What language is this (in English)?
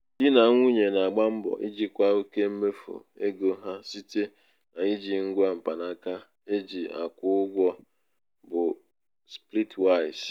Igbo